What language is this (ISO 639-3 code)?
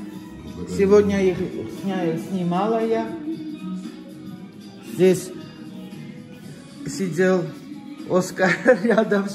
rus